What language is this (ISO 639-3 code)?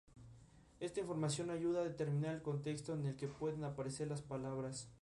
spa